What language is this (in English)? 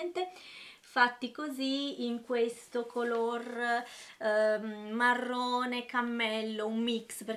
Italian